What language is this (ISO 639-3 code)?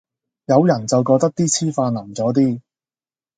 yue